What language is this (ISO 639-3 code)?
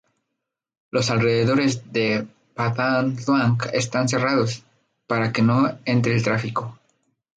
spa